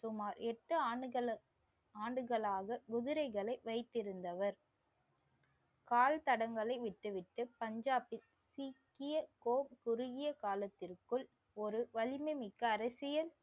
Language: Tamil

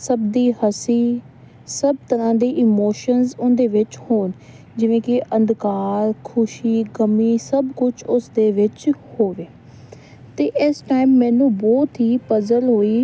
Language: Punjabi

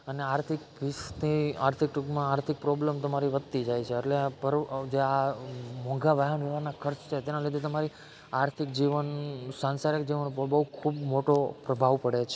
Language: Gujarati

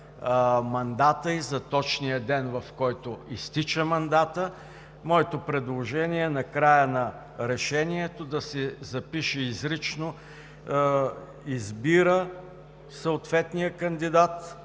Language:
Bulgarian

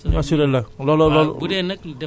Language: Wolof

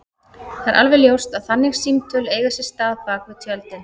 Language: Icelandic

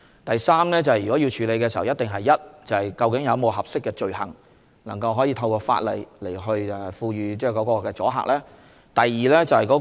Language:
Cantonese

